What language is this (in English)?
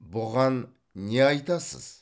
Kazakh